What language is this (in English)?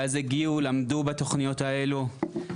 Hebrew